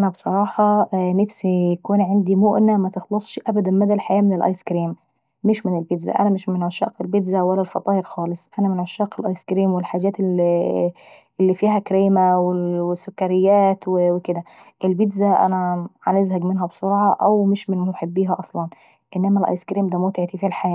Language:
Saidi Arabic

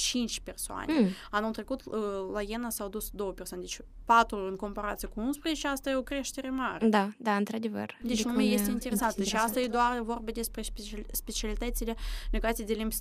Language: Romanian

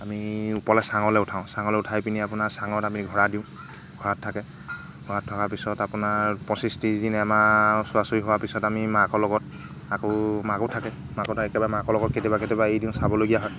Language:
Assamese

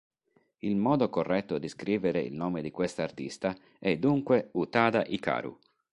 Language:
Italian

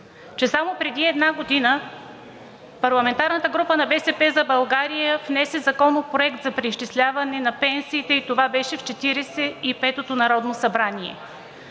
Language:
Bulgarian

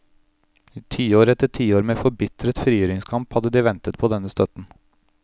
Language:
Norwegian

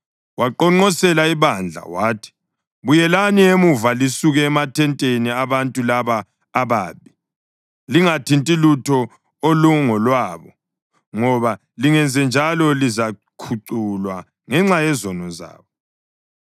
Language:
North Ndebele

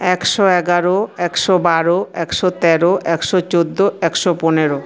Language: Bangla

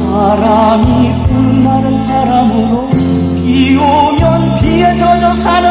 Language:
Korean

